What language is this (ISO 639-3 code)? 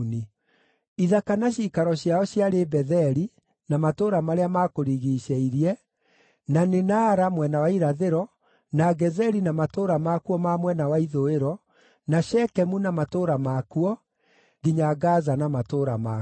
kik